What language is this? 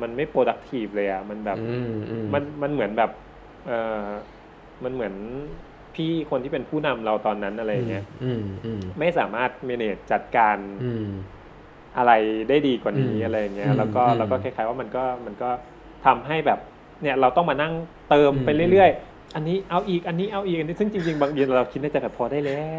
Thai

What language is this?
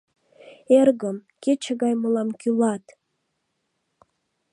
Mari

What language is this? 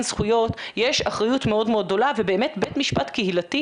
Hebrew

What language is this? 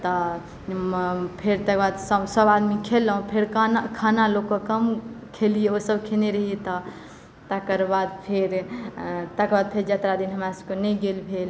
Maithili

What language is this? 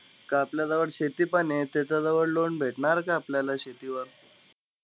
Marathi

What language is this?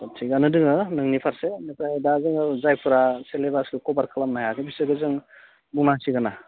Bodo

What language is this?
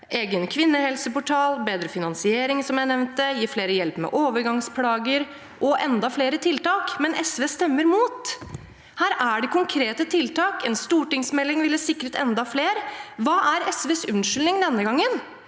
Norwegian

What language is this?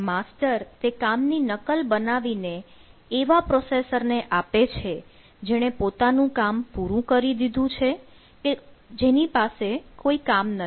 Gujarati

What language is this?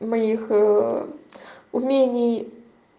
Russian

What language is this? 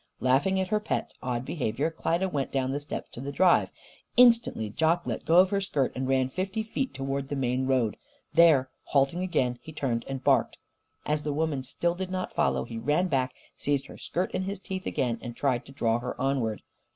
English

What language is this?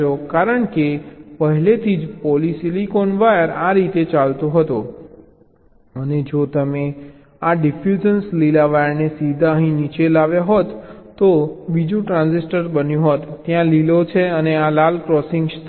Gujarati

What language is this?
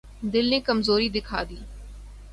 Urdu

